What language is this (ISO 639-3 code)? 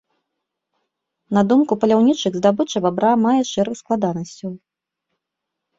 bel